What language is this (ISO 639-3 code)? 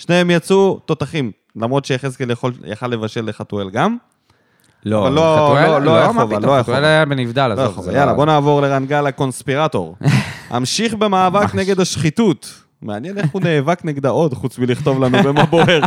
heb